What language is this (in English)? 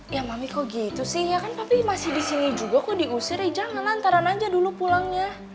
Indonesian